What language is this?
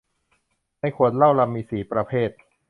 Thai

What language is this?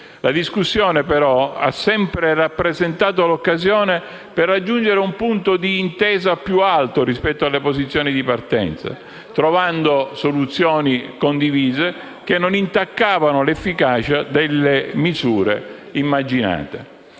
Italian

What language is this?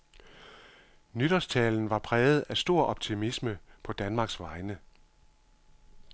Danish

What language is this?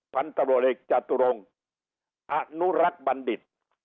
Thai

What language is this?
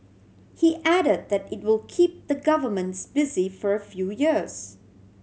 English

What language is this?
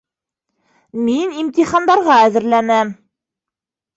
Bashkir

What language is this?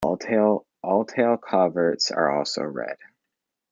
English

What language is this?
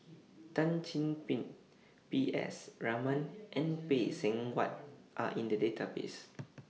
English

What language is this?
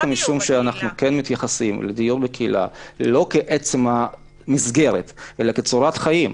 Hebrew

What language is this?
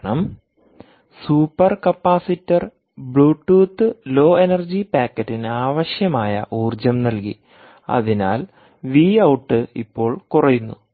Malayalam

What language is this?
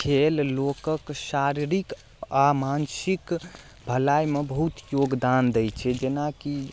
Maithili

